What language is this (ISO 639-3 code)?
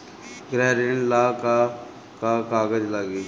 bho